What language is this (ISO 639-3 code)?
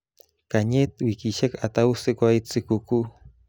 kln